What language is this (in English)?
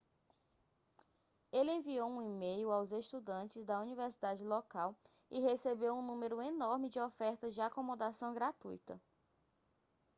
Portuguese